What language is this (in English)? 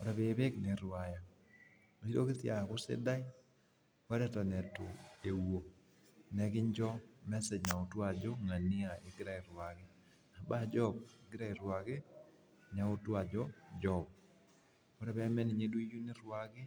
Masai